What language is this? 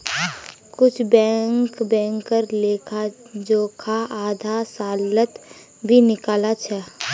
Magahi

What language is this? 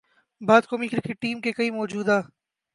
Urdu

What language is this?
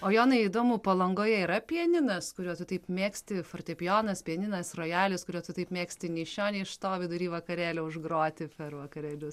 Lithuanian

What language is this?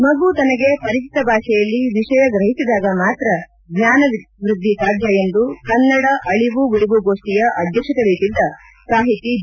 Kannada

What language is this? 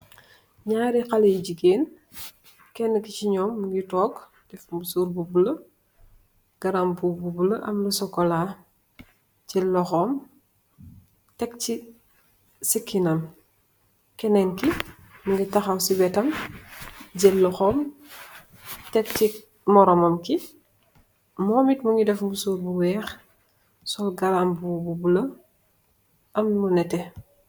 Wolof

